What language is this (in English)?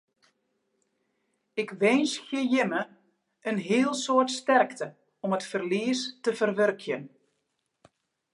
Western Frisian